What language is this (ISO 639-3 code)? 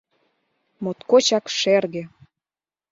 chm